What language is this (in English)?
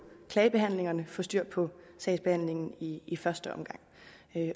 Danish